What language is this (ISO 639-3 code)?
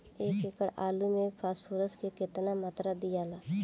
bho